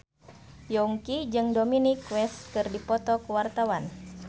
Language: Sundanese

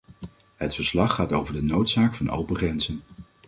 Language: Dutch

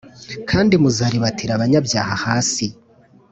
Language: Kinyarwanda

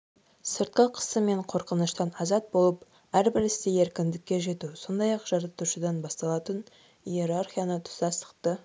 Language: Kazakh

